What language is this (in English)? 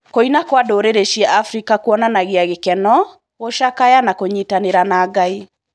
Kikuyu